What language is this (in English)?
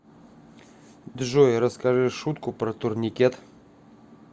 Russian